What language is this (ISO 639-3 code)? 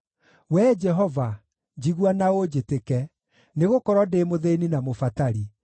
kik